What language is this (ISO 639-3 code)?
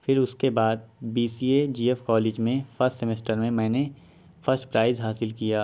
urd